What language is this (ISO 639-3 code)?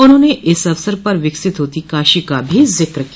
hin